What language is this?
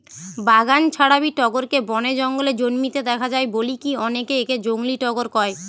Bangla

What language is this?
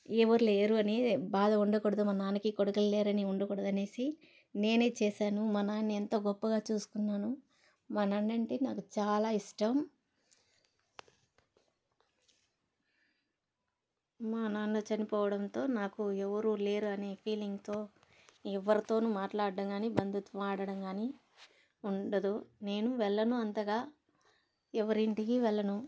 Telugu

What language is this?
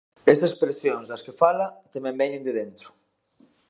Galician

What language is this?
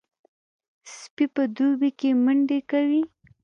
Pashto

